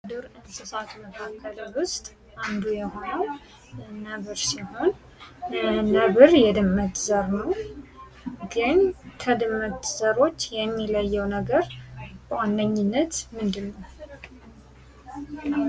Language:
Amharic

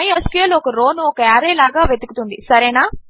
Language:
Telugu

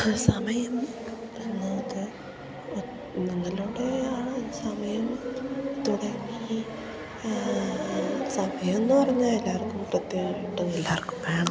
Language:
Malayalam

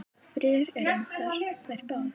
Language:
Icelandic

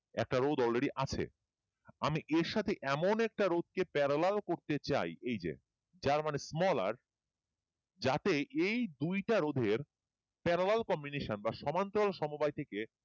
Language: Bangla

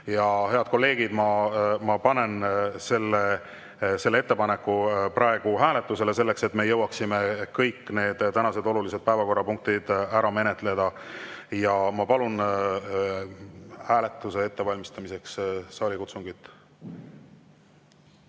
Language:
Estonian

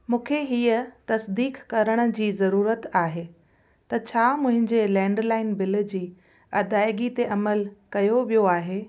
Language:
Sindhi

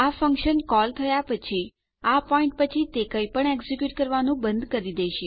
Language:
Gujarati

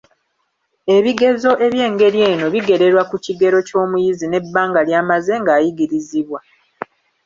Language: Ganda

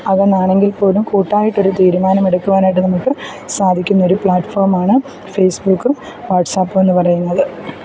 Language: Malayalam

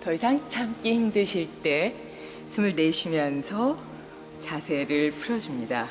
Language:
Korean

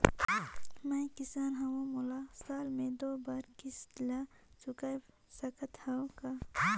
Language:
Chhattisgarhi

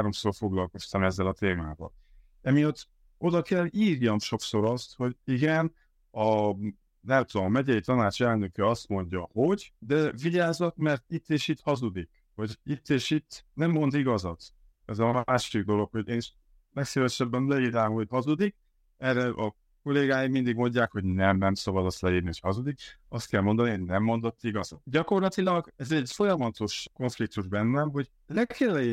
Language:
Hungarian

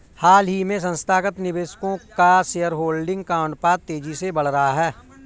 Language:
Hindi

